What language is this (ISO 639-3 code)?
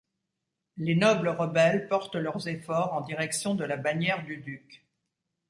fra